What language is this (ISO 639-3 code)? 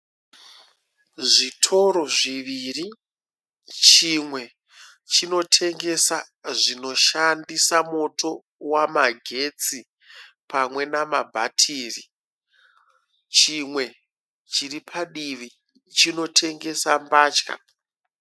sna